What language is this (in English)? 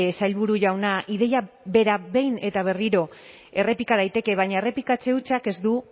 Basque